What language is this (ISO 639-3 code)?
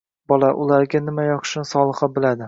uzb